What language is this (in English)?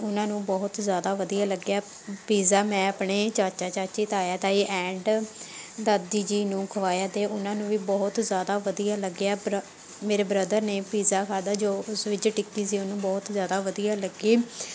Punjabi